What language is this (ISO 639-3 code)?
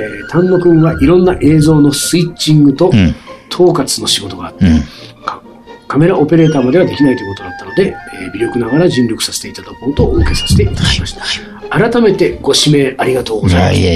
jpn